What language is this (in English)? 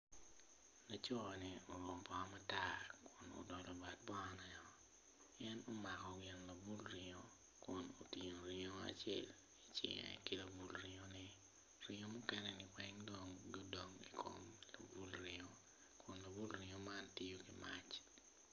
Acoli